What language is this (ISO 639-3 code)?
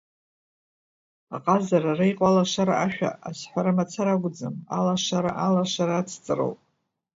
abk